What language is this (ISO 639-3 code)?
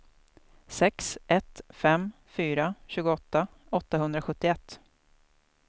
swe